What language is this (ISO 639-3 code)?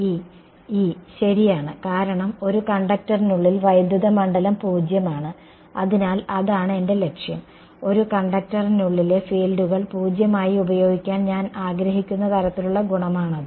mal